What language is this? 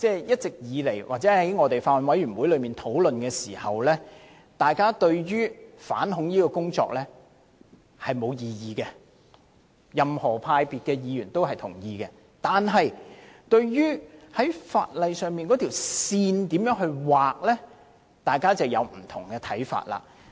Cantonese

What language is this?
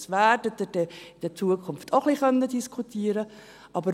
Swiss German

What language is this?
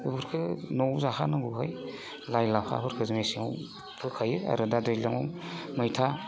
Bodo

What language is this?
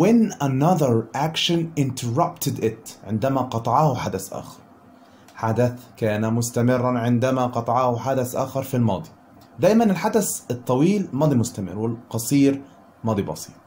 Arabic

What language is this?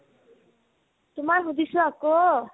Assamese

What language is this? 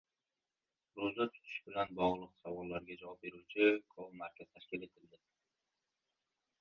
Uzbek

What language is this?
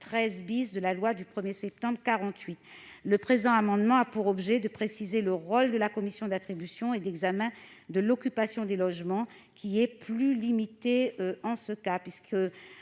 French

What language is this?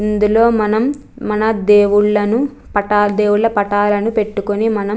Telugu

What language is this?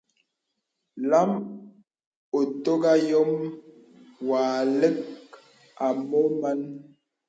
Bebele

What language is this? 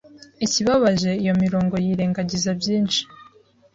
Kinyarwanda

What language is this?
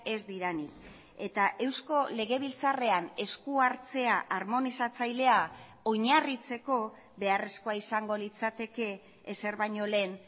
Basque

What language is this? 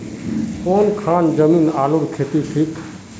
Magahi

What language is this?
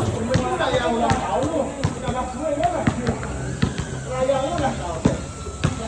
Indonesian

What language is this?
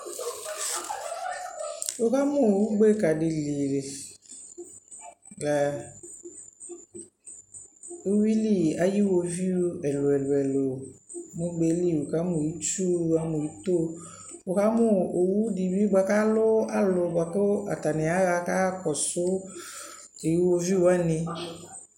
Ikposo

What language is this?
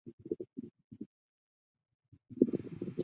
Chinese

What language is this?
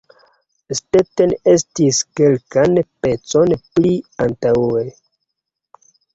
Esperanto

